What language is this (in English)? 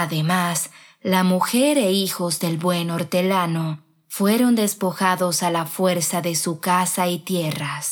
Spanish